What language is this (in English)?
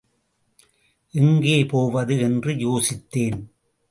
Tamil